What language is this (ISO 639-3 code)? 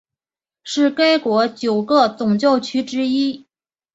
zho